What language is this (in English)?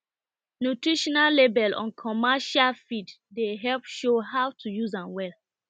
Nigerian Pidgin